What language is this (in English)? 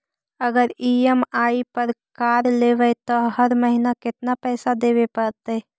Magahi